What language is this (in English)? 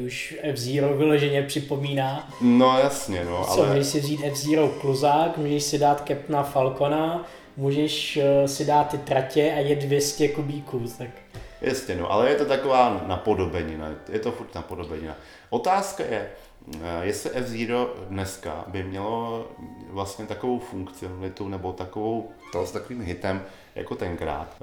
Czech